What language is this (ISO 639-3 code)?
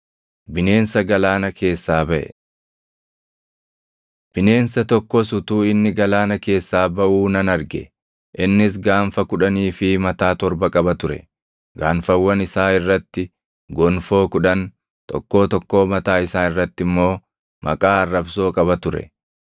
orm